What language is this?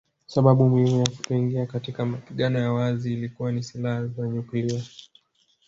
Swahili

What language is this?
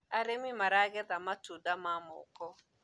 Kikuyu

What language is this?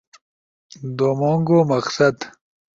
Ushojo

